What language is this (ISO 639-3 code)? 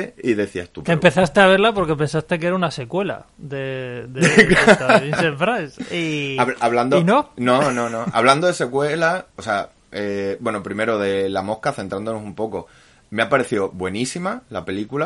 spa